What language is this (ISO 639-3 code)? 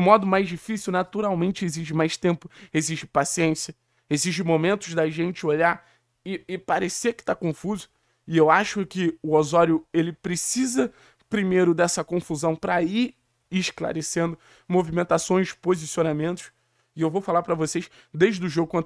por